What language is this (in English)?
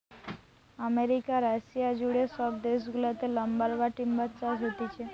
Bangla